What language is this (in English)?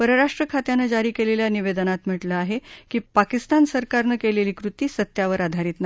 Marathi